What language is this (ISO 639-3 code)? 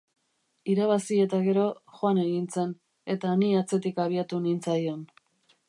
eus